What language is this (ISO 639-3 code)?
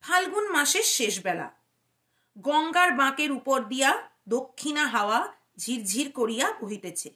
ben